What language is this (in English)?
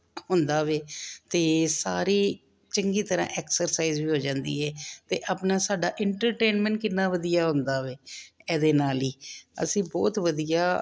Punjabi